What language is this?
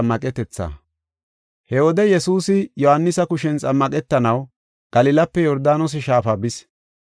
Gofa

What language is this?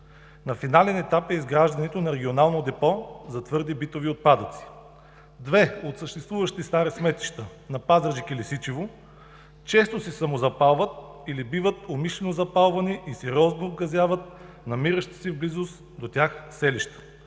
Bulgarian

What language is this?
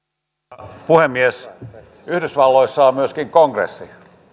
Finnish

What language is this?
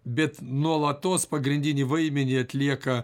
Lithuanian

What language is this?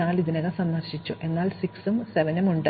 Malayalam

